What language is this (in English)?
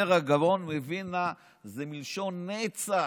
Hebrew